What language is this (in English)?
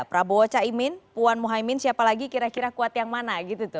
Indonesian